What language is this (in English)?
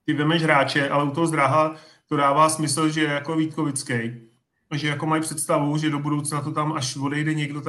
Czech